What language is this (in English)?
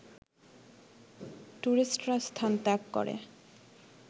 Bangla